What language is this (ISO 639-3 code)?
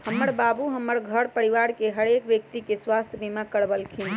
mag